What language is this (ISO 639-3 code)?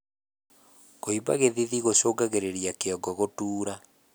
kik